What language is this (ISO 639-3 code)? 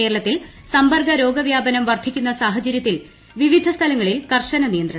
mal